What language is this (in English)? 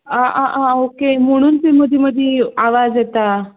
Konkani